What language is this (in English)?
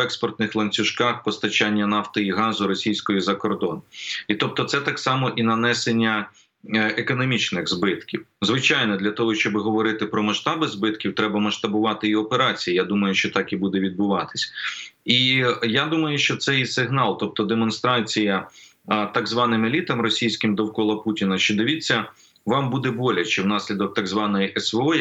Ukrainian